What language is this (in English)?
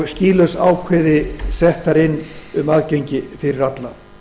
Icelandic